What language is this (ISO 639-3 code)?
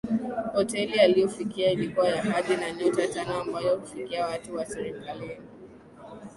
swa